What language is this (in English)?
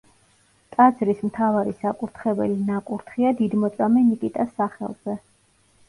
Georgian